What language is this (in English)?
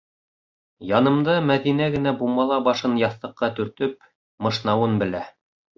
Bashkir